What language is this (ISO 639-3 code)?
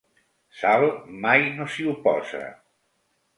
cat